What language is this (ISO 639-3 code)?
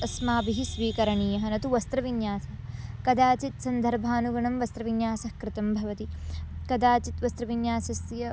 san